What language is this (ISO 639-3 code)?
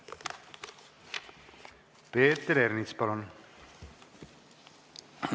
est